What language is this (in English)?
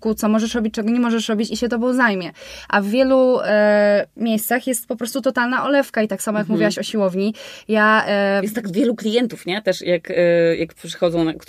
Polish